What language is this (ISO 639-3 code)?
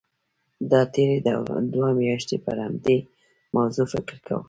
pus